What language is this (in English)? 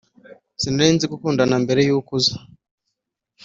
Kinyarwanda